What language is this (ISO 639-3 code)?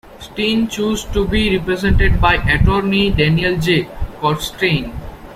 eng